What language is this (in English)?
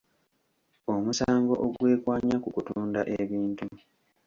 Ganda